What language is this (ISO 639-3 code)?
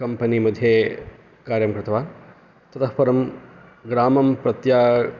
san